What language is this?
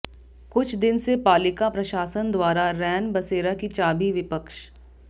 Hindi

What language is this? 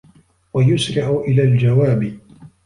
Arabic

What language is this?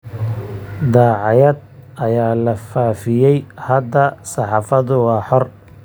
Somali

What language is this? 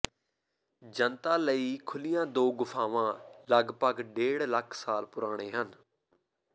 Punjabi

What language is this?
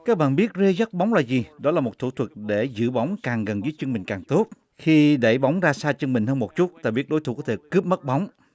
Vietnamese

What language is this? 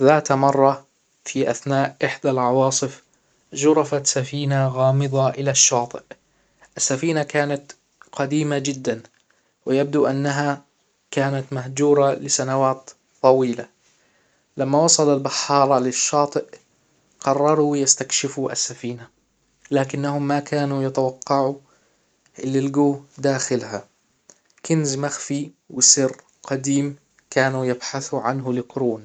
Hijazi Arabic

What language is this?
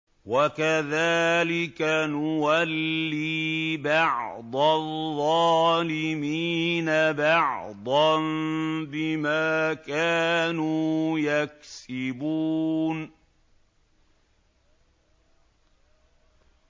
Arabic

